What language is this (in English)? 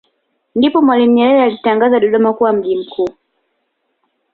Swahili